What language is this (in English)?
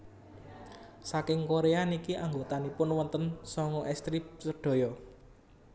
Javanese